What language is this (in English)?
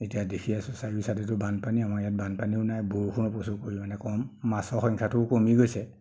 Assamese